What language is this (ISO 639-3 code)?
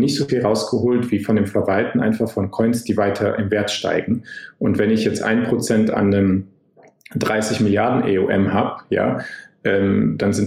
deu